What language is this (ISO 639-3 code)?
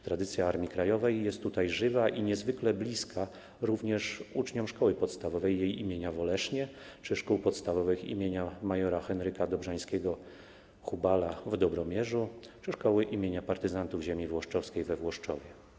pol